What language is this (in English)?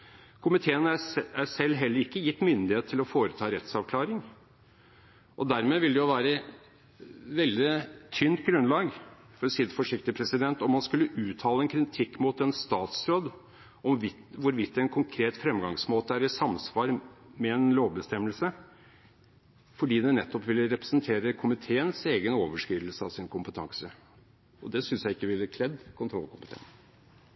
Norwegian Bokmål